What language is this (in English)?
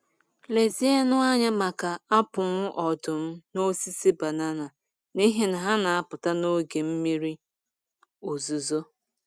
Igbo